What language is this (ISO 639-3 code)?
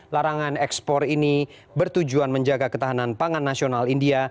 ind